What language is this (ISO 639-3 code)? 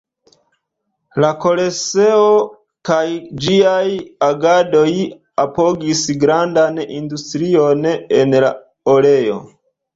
epo